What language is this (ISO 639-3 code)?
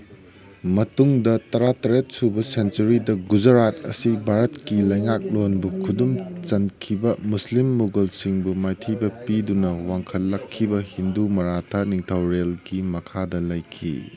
mni